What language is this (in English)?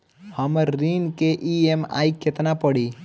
Bhojpuri